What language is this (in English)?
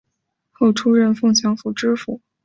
Chinese